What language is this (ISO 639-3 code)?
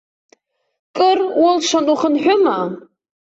abk